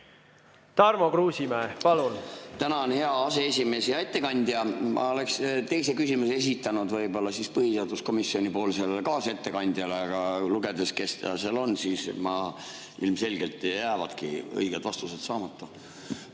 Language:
Estonian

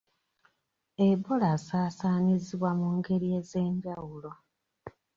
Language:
Ganda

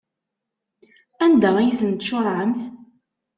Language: Kabyle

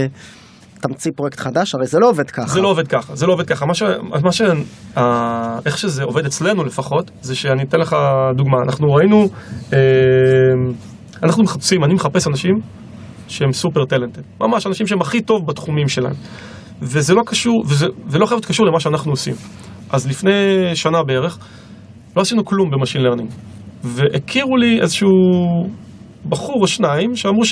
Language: Hebrew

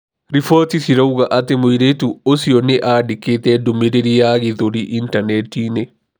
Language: Kikuyu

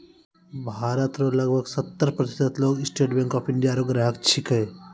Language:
Maithili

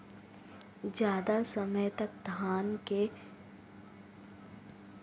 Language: Hindi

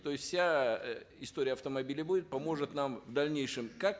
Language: Kazakh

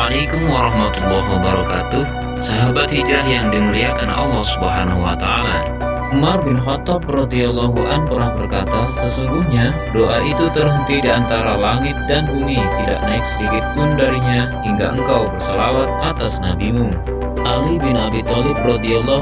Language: Indonesian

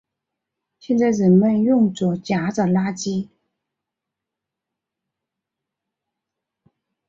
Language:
Chinese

